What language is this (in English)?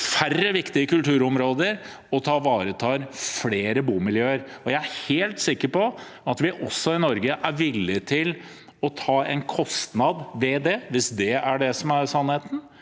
Norwegian